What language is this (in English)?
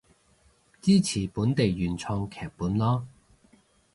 Cantonese